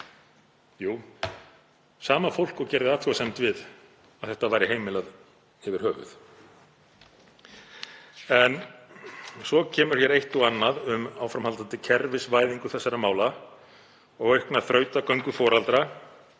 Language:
Icelandic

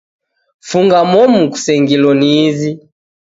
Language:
Taita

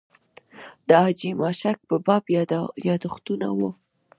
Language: Pashto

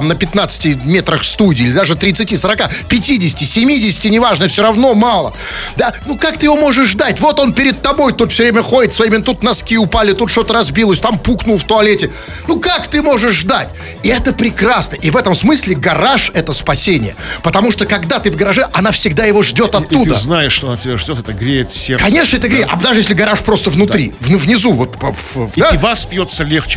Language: Russian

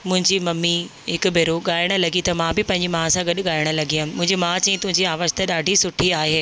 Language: Sindhi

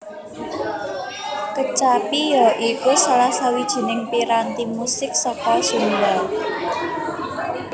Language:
Javanese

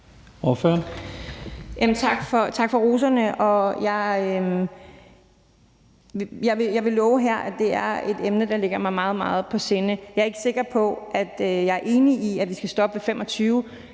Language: Danish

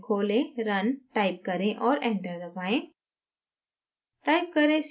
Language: Hindi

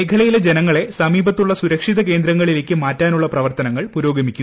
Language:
Malayalam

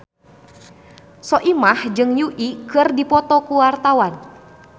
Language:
Sundanese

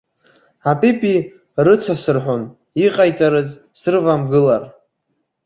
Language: Abkhazian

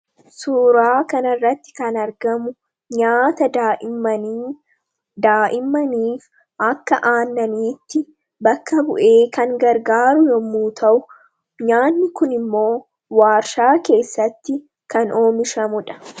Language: Oromo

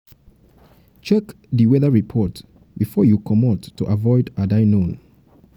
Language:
Nigerian Pidgin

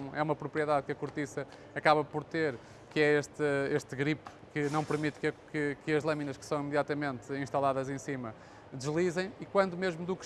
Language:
Portuguese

